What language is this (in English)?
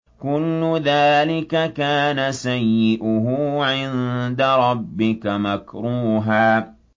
Arabic